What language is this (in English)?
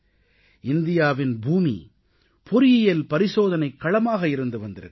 Tamil